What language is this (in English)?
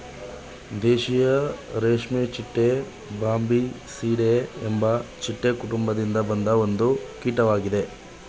Kannada